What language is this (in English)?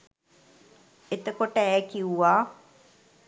Sinhala